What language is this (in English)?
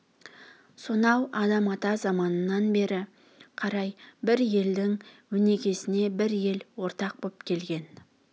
Kazakh